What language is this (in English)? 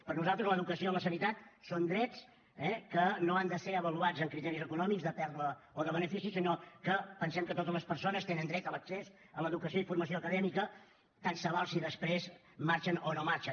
Catalan